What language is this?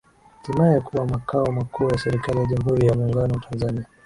Swahili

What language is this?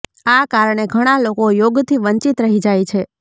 Gujarati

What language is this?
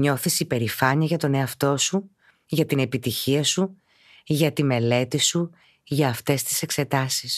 Greek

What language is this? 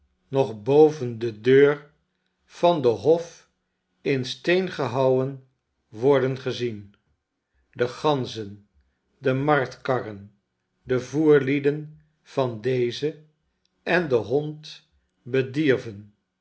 Dutch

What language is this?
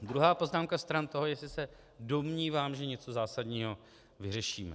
Czech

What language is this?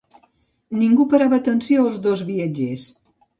Catalan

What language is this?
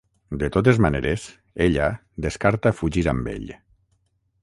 Catalan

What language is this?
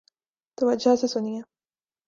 Urdu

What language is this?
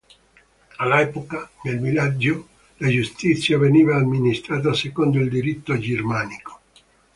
Italian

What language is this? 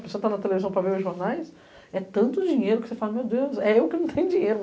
Portuguese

